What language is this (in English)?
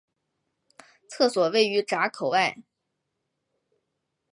Chinese